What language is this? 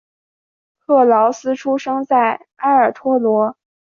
Chinese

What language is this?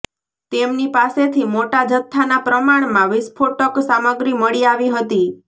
Gujarati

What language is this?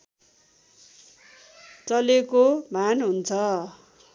Nepali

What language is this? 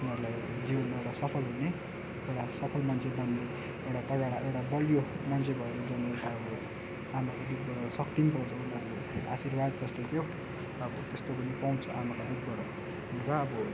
Nepali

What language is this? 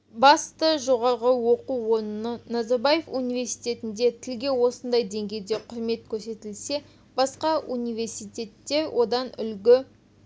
Kazakh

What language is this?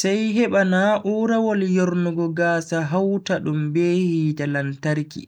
Bagirmi Fulfulde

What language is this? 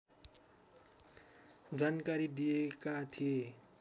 Nepali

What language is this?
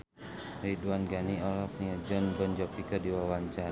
Sundanese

